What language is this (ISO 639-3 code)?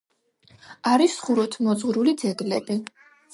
kat